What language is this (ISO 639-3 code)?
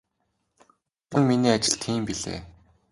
mon